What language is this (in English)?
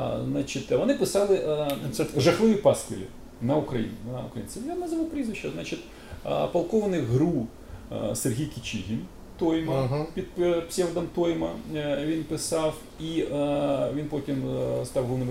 Ukrainian